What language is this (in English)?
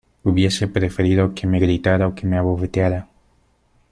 Spanish